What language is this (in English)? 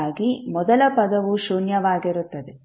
Kannada